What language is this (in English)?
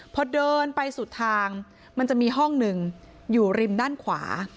Thai